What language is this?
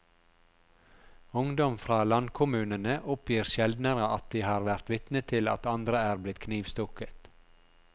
Norwegian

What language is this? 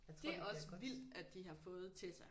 Danish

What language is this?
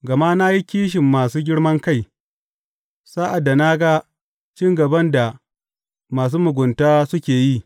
Hausa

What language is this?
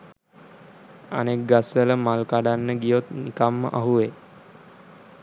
Sinhala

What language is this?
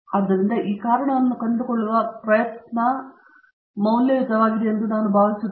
Kannada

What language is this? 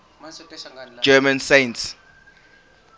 English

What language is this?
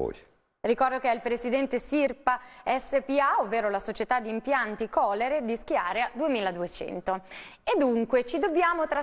Italian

